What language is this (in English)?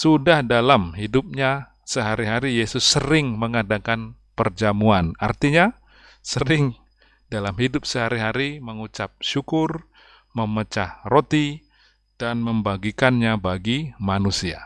Indonesian